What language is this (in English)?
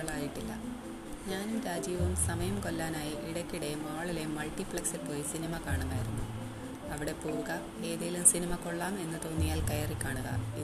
Malayalam